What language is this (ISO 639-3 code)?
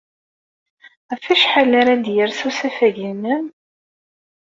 kab